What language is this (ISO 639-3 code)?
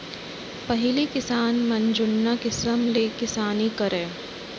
hne